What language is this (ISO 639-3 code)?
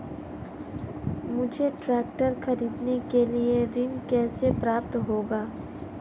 hin